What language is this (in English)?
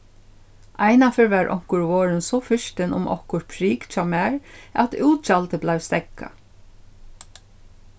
Faroese